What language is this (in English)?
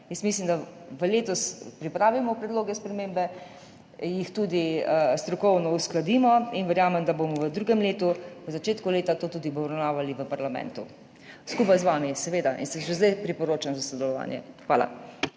Slovenian